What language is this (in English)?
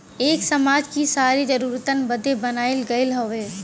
Bhojpuri